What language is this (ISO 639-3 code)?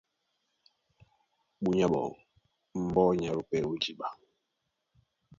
dua